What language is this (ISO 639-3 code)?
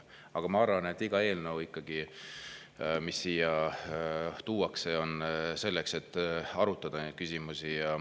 est